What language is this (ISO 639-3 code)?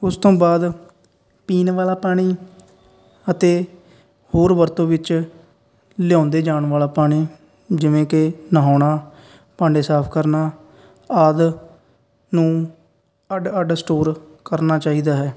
pan